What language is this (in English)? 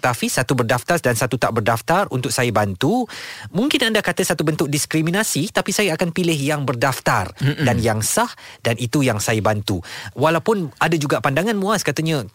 Malay